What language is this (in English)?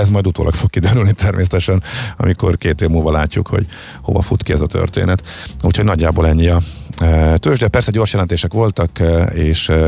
Hungarian